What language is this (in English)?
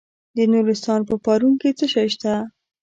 Pashto